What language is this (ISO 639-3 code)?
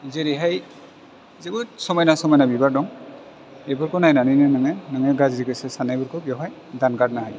brx